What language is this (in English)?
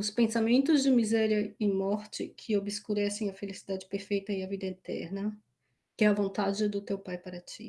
Portuguese